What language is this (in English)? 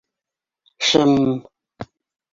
Bashkir